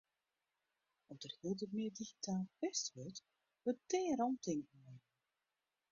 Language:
Western Frisian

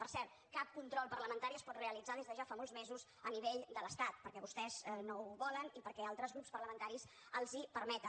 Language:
Catalan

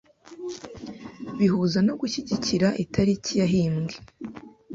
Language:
Kinyarwanda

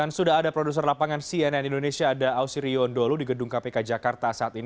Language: Indonesian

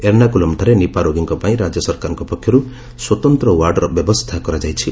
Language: Odia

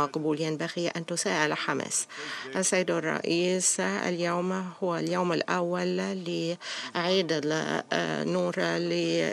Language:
Arabic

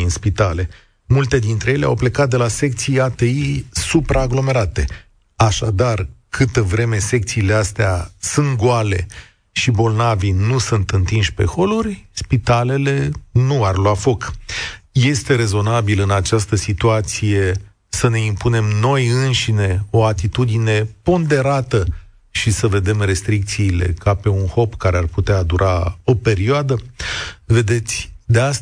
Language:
Romanian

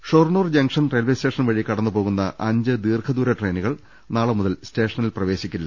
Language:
Malayalam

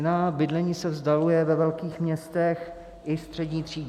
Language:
Czech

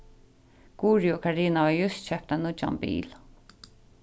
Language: Faroese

